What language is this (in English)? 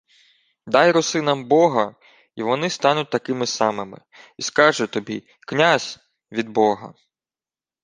Ukrainian